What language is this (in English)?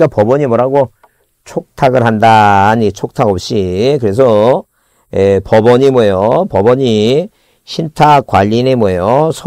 Korean